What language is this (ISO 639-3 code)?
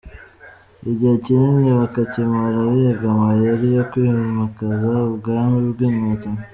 kin